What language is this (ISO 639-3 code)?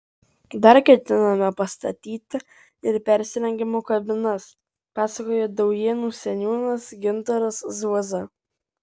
lit